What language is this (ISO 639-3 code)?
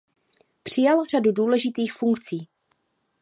ces